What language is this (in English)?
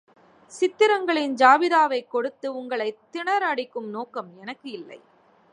Tamil